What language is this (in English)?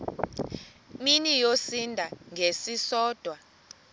Xhosa